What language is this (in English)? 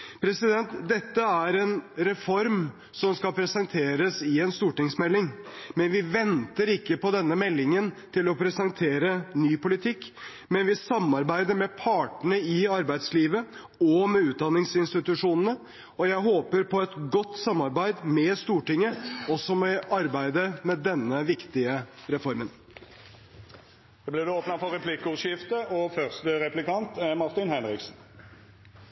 Norwegian